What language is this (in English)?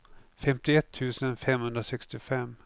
Swedish